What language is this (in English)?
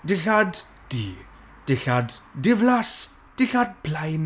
Welsh